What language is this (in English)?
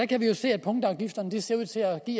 Danish